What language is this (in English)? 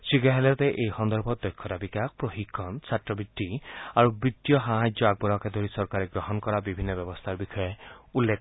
Assamese